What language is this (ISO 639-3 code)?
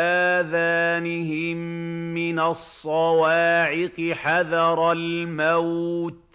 ara